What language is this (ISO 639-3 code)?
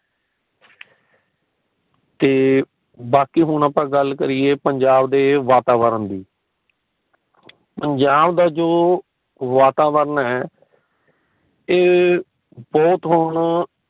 pan